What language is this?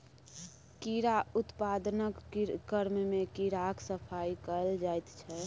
Maithili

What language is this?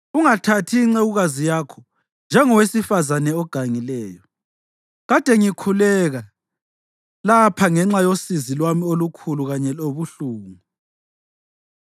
North Ndebele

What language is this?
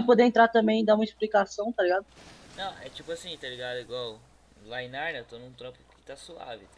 Portuguese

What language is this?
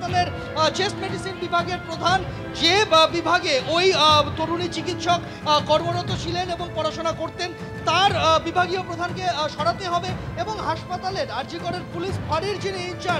Bangla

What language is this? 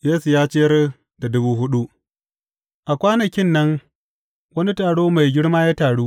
Hausa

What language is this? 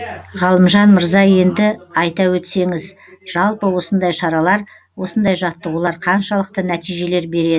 Kazakh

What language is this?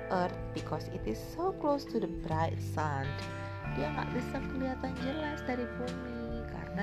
Indonesian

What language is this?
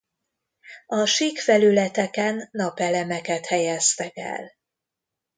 Hungarian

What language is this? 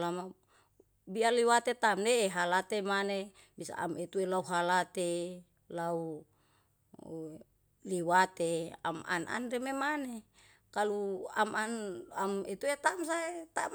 Yalahatan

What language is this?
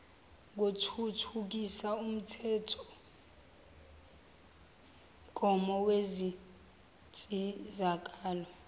Zulu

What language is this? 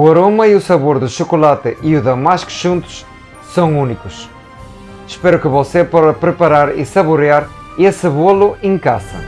Portuguese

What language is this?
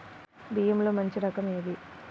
Telugu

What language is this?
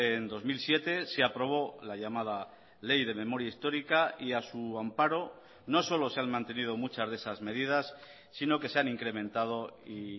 Spanish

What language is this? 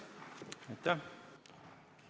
Estonian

